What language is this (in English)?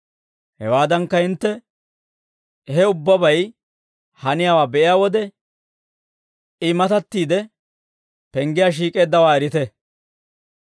Dawro